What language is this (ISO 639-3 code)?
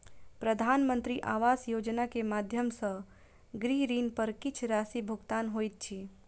mai